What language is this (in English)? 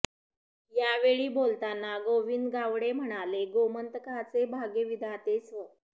Marathi